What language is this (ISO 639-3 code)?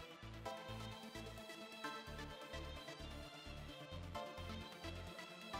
nld